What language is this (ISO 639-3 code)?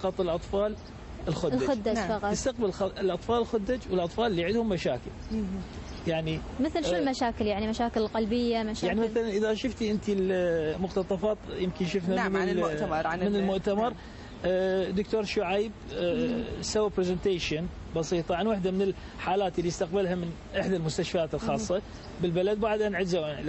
ara